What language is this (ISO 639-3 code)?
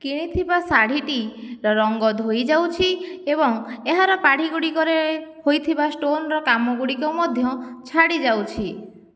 ori